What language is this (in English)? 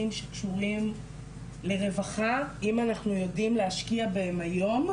Hebrew